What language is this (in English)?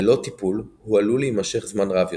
Hebrew